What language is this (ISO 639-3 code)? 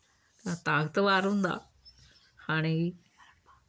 doi